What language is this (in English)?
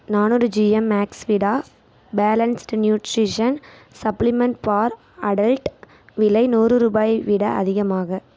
Tamil